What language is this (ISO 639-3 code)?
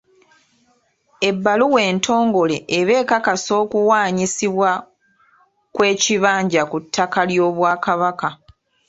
lug